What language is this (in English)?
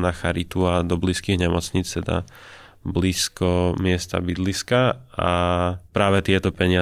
Slovak